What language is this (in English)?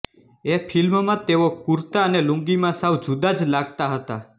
Gujarati